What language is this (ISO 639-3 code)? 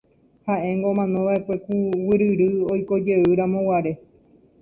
grn